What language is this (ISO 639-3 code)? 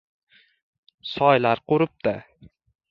uzb